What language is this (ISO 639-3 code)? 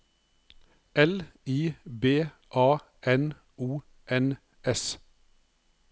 nor